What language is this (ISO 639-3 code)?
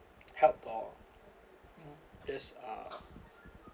eng